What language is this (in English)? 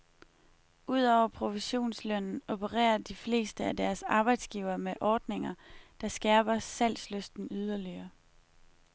Danish